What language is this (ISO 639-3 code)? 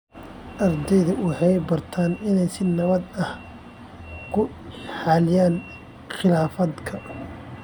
som